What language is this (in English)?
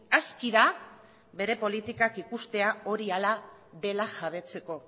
Basque